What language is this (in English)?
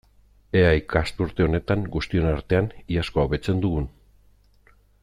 Basque